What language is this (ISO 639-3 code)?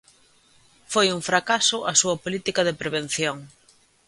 glg